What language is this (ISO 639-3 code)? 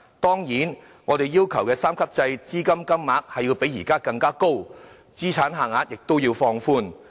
yue